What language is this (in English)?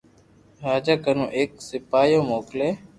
Loarki